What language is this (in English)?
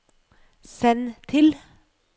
Norwegian